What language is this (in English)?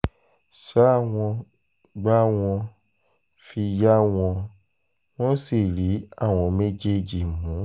Yoruba